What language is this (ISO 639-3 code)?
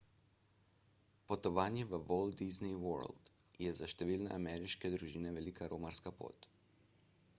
slv